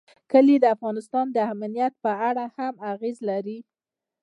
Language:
Pashto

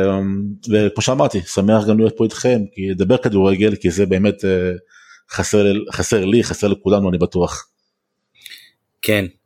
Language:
Hebrew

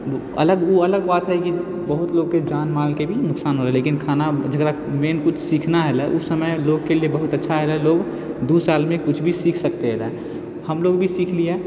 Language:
Maithili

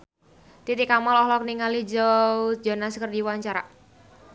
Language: Sundanese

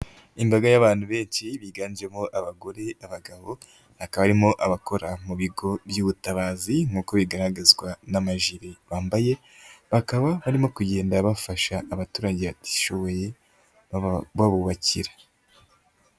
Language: Kinyarwanda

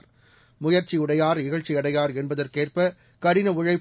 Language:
Tamil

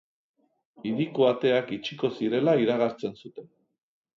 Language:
Basque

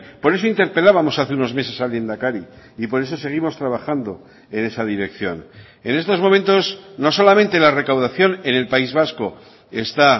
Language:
Spanish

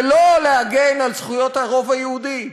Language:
Hebrew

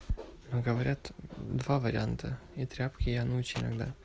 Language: Russian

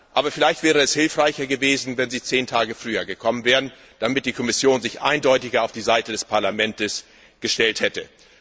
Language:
German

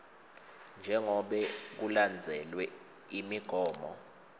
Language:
Swati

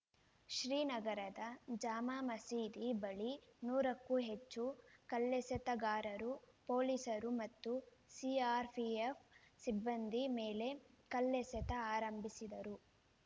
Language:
Kannada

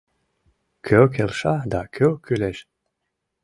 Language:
Mari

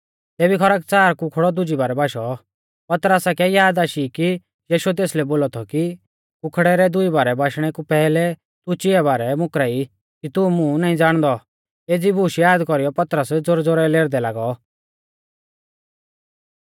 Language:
Mahasu Pahari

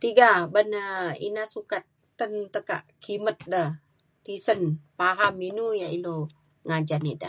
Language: Mainstream Kenyah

